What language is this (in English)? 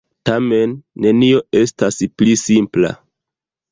Esperanto